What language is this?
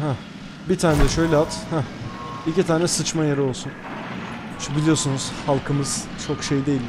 Turkish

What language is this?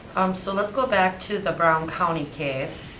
English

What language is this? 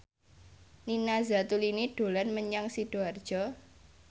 Javanese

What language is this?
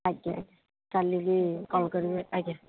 Odia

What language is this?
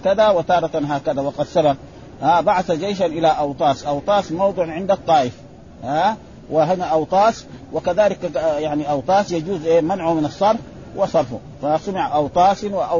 Arabic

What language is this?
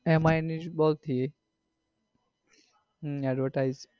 Gujarati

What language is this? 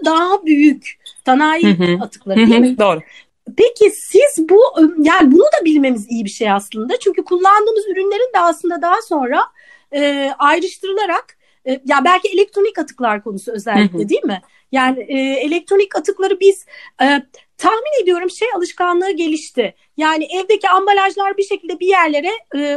Turkish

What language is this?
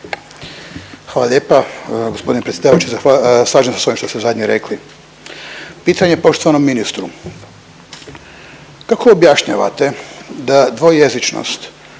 Croatian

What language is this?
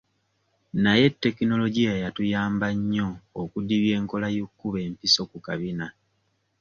Ganda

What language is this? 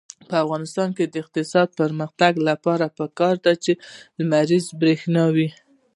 Pashto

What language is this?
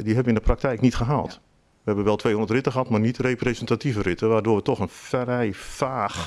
Dutch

